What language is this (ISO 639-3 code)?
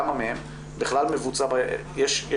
heb